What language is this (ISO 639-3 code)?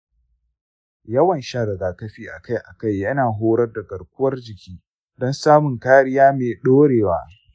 hau